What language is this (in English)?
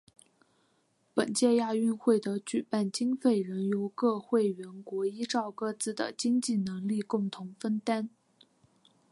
Chinese